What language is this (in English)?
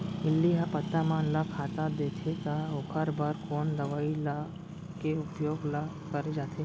Chhattisgarhi